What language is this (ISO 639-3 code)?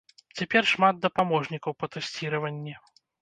bel